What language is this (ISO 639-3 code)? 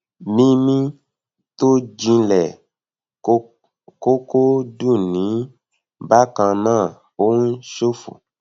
yor